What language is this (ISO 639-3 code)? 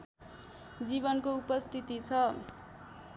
nep